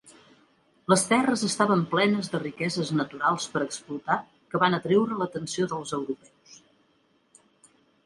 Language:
Catalan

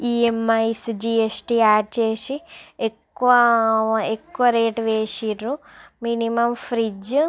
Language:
Telugu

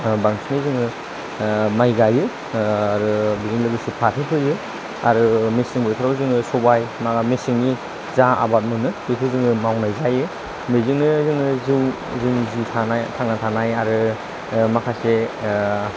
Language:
Bodo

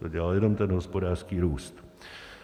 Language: Czech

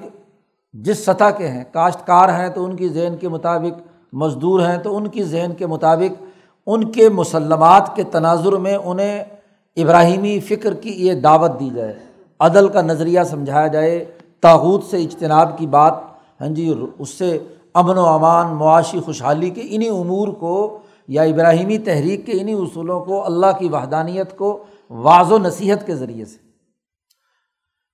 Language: Urdu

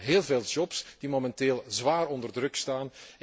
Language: Dutch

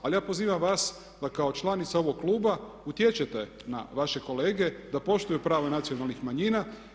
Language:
Croatian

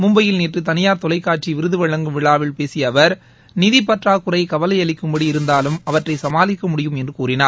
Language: Tamil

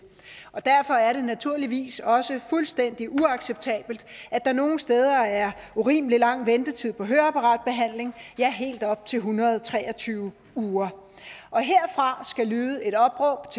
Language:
Danish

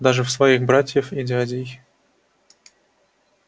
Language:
Russian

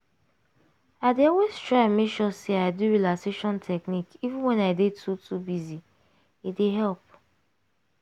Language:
Nigerian Pidgin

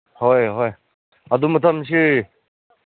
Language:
Manipuri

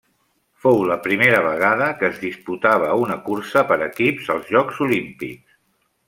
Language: Catalan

